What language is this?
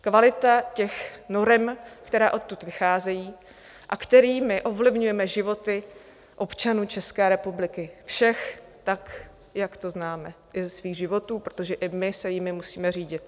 Czech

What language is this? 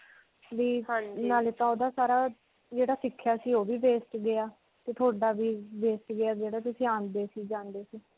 Punjabi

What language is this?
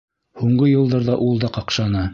Bashkir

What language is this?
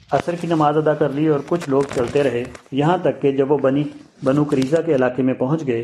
Urdu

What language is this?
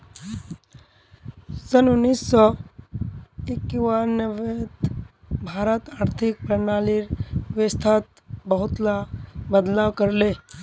Magahi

